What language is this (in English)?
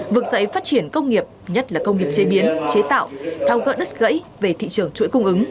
Vietnamese